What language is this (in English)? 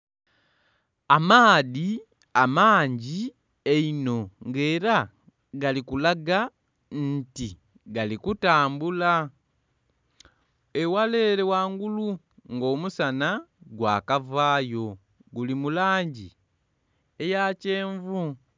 Soga